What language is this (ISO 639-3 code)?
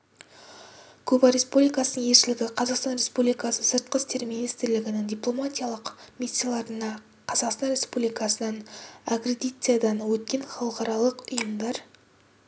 kaz